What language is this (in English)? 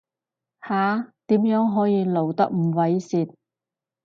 Cantonese